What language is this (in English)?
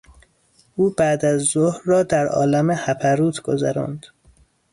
Persian